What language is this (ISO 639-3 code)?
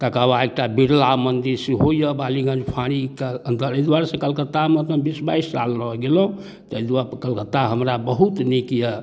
mai